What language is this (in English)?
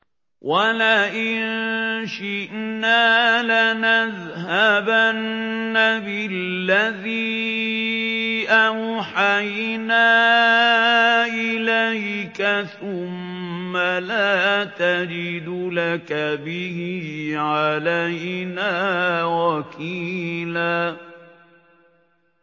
Arabic